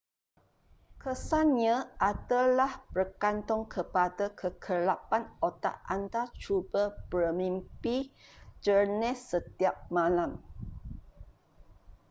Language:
Malay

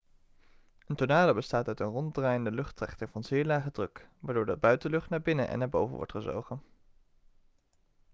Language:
Dutch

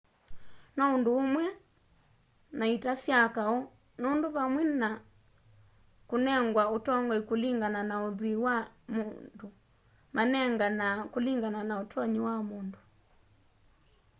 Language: Kamba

